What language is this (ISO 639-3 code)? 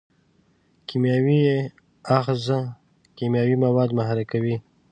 pus